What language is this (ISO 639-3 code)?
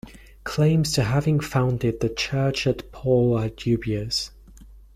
eng